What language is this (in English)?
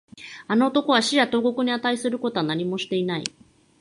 Japanese